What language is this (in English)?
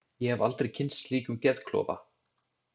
Icelandic